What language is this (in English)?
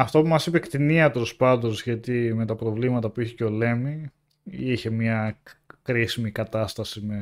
Greek